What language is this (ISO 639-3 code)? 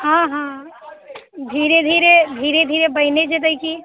mai